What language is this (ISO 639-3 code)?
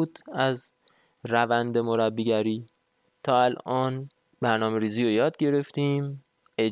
fas